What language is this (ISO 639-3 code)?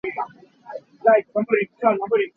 cnh